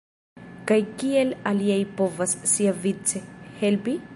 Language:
Esperanto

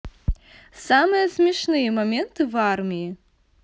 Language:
Russian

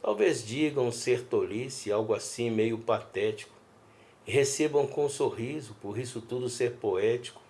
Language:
Portuguese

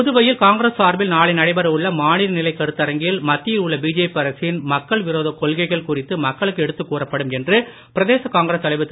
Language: Tamil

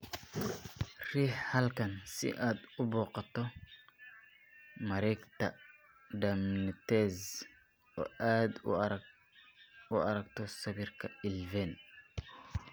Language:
Somali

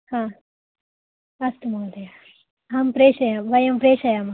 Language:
Sanskrit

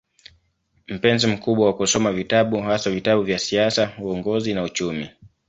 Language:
Swahili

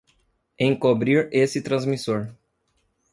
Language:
Portuguese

